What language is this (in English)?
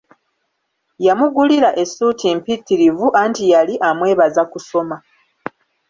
Ganda